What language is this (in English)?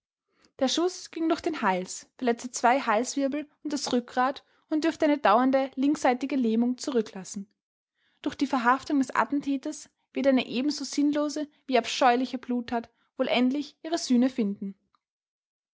German